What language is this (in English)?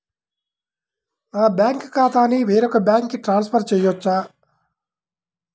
Telugu